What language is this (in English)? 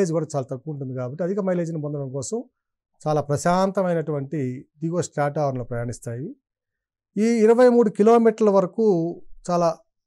Telugu